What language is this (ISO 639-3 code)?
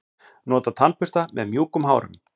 isl